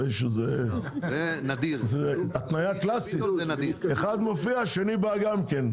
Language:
Hebrew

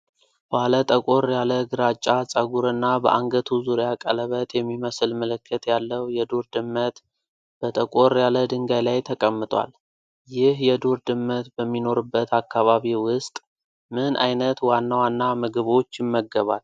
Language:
Amharic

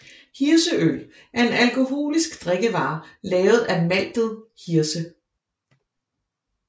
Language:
Danish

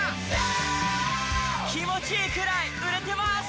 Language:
Japanese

